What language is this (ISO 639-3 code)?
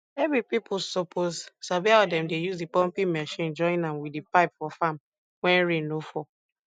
pcm